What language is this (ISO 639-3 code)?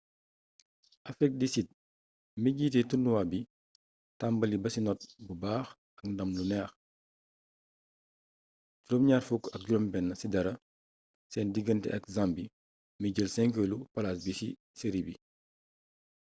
wol